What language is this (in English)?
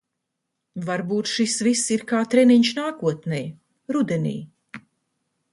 Latvian